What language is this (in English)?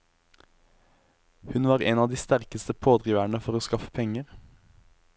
Norwegian